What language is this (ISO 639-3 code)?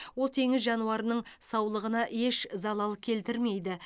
kaz